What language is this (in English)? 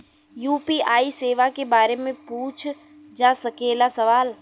Bhojpuri